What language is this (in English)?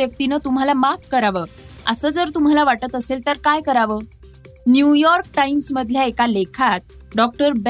Marathi